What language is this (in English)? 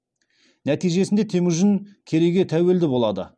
Kazakh